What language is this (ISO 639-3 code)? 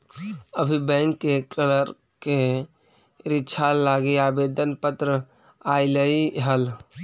mag